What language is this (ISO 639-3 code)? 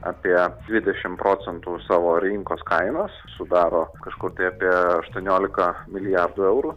lit